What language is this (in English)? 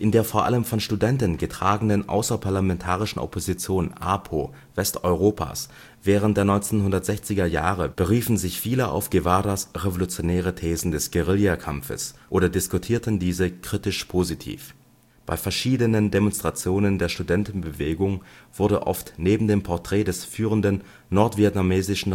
German